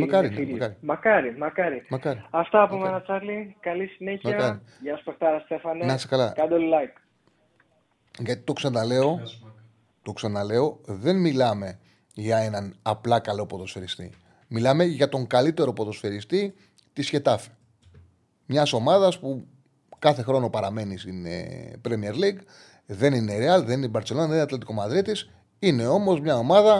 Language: Greek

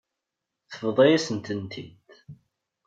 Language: Kabyle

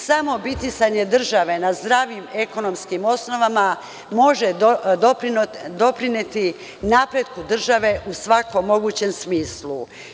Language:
Serbian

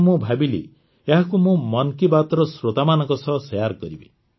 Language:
Odia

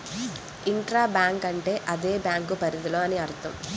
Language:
Telugu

